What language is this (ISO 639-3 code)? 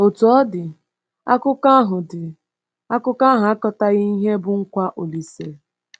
ibo